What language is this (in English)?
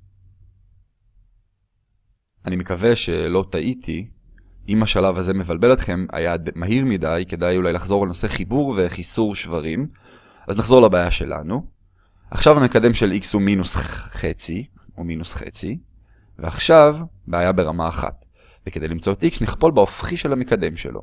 Hebrew